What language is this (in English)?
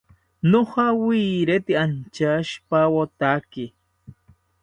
South Ucayali Ashéninka